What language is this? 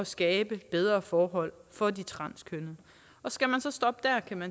Danish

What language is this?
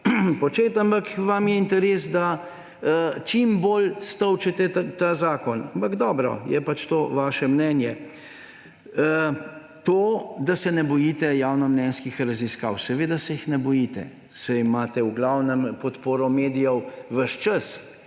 Slovenian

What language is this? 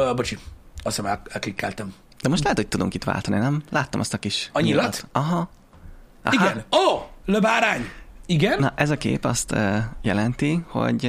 Hungarian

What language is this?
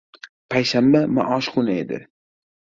Uzbek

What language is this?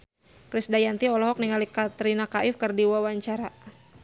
Sundanese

